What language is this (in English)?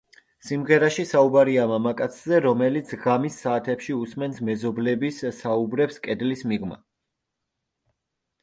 Georgian